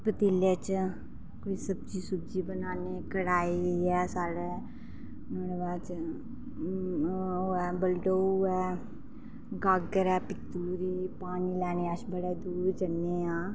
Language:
Dogri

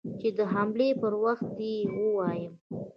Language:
Pashto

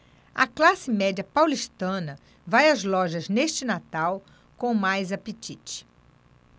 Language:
Portuguese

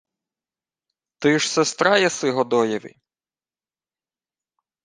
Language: Ukrainian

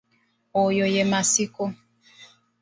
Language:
Ganda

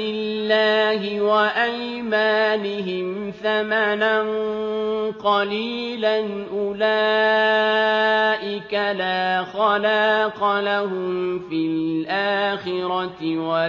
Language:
Arabic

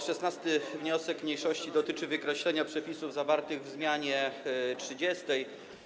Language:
Polish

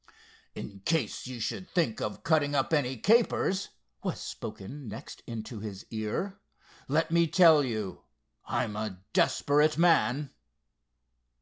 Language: English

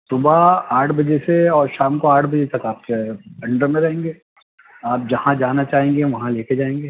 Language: Urdu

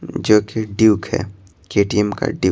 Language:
Hindi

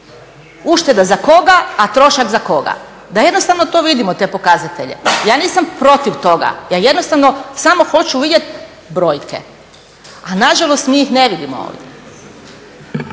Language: Croatian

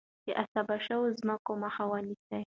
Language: Pashto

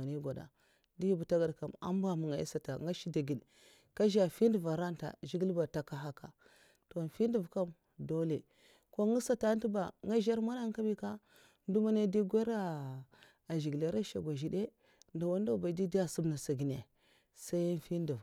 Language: Mafa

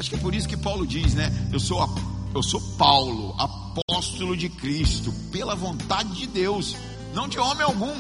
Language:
Portuguese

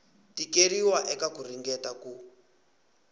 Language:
Tsonga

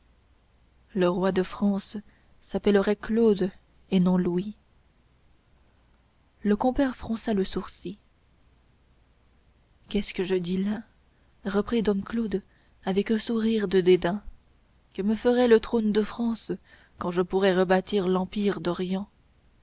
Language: French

